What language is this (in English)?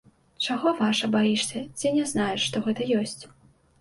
Belarusian